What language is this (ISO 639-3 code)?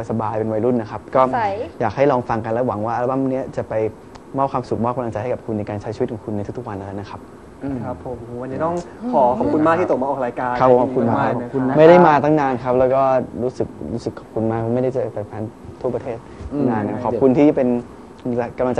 tha